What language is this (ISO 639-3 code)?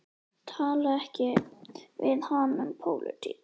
isl